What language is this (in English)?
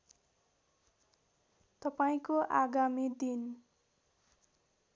Nepali